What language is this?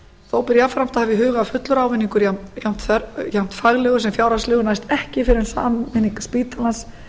Icelandic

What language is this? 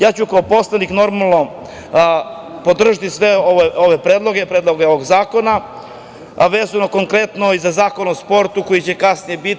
Serbian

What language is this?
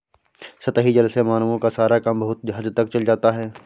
Hindi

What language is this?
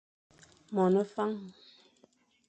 Fang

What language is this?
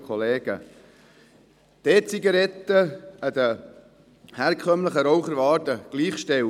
Swiss German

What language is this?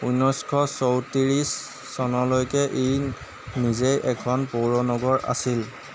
Assamese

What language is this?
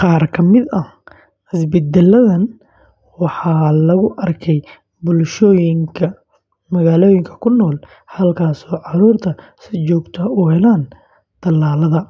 Somali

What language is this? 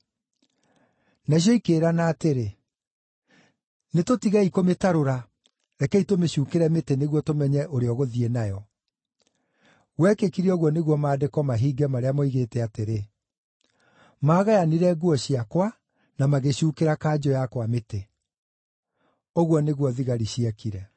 Kikuyu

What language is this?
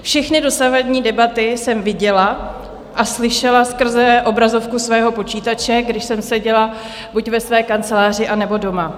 Czech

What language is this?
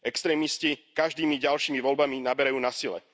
Slovak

